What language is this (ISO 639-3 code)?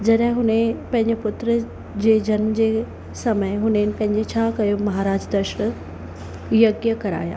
snd